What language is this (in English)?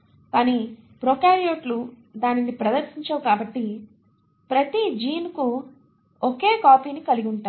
Telugu